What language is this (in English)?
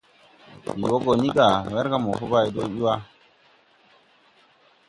Tupuri